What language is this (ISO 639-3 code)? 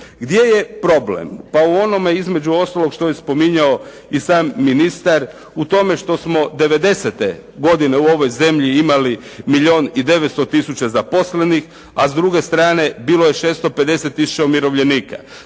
hrv